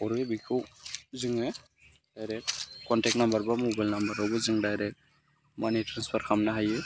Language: Bodo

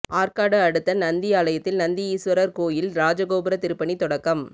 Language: Tamil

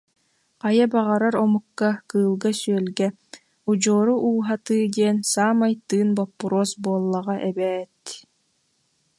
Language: Yakut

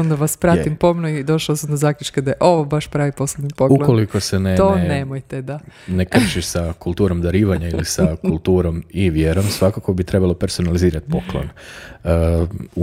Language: Croatian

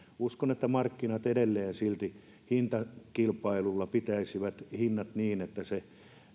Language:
Finnish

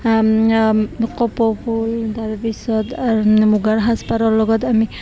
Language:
Assamese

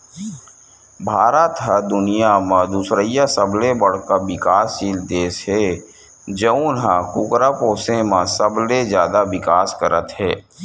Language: Chhattisgarhi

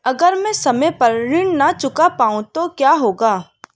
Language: Hindi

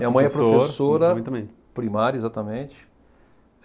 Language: Portuguese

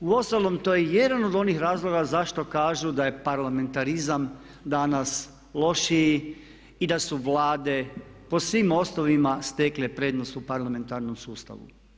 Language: Croatian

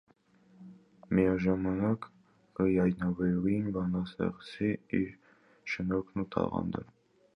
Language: Armenian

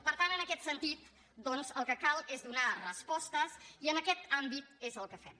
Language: Catalan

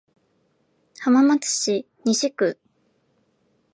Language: Japanese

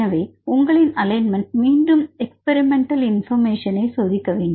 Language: Tamil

